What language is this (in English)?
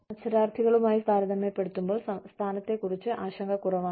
Malayalam